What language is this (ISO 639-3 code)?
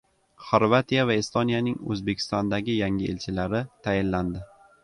uzb